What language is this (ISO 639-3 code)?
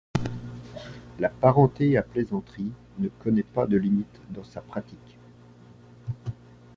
fra